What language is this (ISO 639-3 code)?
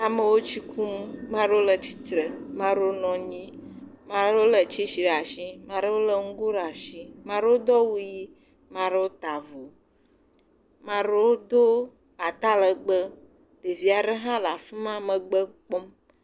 ewe